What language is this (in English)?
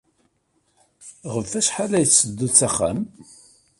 Kabyle